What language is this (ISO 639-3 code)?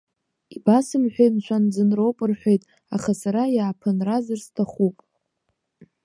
abk